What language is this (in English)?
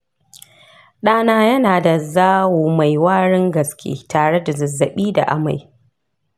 Hausa